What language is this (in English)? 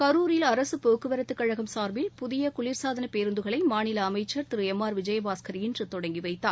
Tamil